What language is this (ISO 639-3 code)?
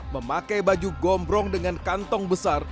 ind